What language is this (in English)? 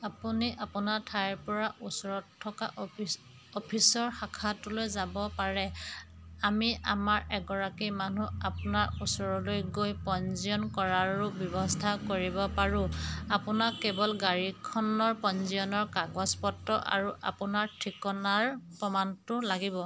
Assamese